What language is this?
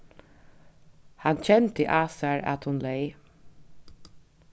Faroese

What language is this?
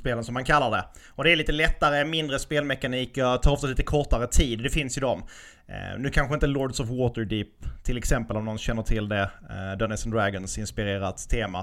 Swedish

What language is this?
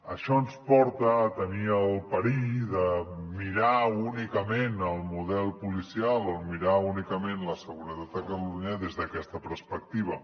Catalan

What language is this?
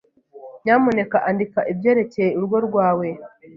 Kinyarwanda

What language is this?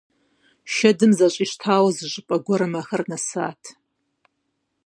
Kabardian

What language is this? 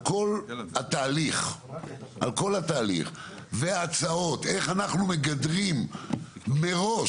Hebrew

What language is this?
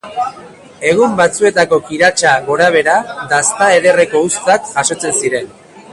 Basque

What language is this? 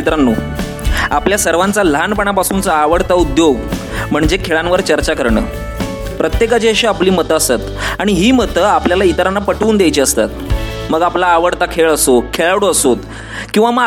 Marathi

